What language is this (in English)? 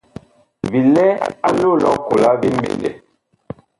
Bakoko